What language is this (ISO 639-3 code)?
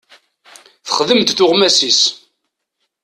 kab